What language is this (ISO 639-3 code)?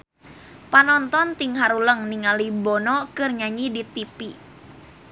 sun